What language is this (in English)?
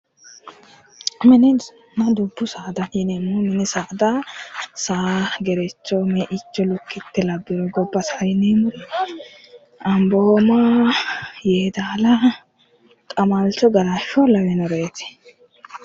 Sidamo